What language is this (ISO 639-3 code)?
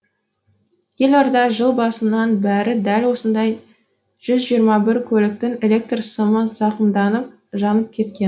kaz